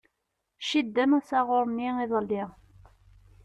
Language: Kabyle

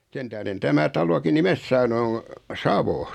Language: Finnish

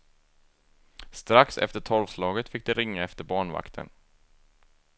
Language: Swedish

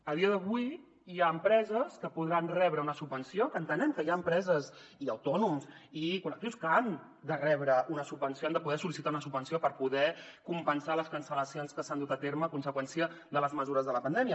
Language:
Catalan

